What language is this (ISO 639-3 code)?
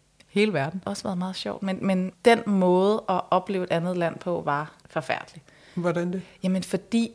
dan